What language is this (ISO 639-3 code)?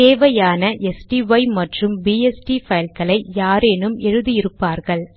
tam